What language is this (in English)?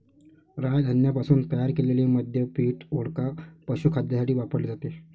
Marathi